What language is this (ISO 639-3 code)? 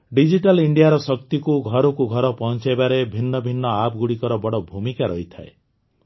ori